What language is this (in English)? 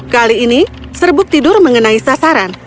Indonesian